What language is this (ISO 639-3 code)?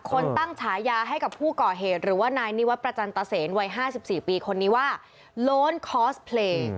tha